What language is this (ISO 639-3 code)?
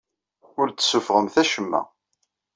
kab